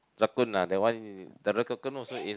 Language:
English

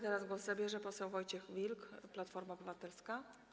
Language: Polish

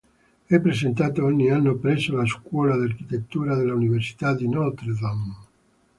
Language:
Italian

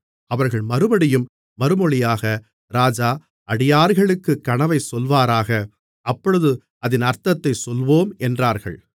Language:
Tamil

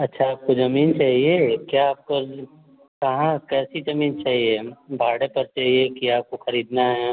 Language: Hindi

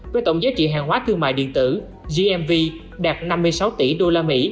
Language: Vietnamese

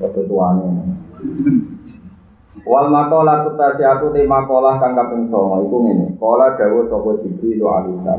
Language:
Indonesian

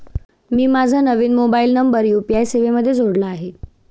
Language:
Marathi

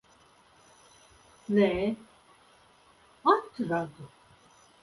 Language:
Latvian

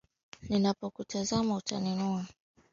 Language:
Swahili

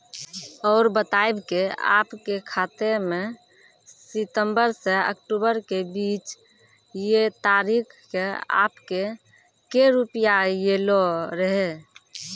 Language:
Maithili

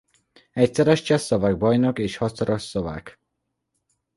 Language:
Hungarian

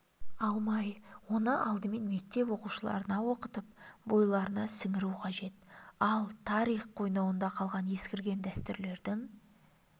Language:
Kazakh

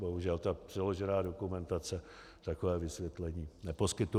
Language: Czech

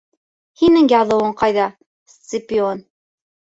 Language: Bashkir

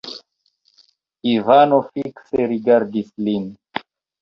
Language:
Esperanto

